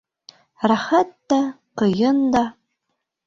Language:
Bashkir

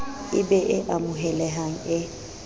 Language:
Southern Sotho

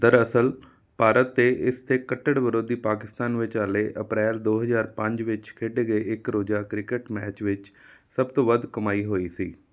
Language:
Punjabi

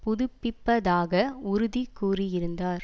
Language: Tamil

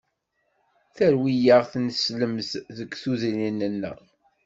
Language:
Kabyle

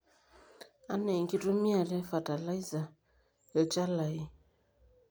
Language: Masai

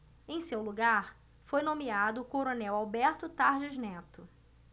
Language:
Portuguese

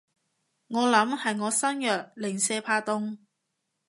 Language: Cantonese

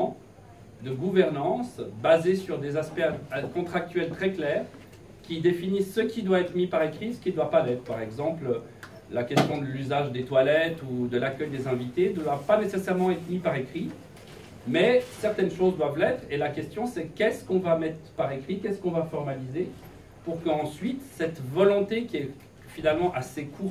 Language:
French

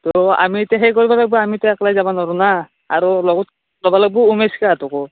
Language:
Assamese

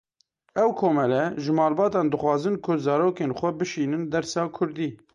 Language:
Kurdish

